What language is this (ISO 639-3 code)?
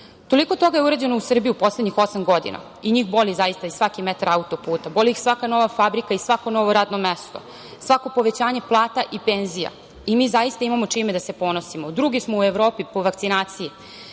srp